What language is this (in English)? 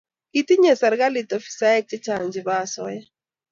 Kalenjin